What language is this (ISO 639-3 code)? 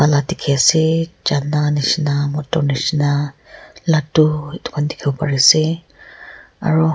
nag